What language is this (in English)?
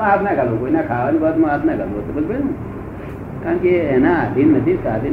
Gujarati